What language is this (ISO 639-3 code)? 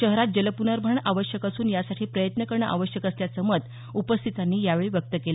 mar